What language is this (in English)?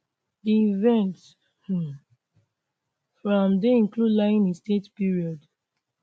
Nigerian Pidgin